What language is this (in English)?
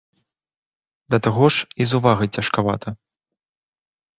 Belarusian